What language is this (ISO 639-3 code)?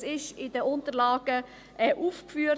gsw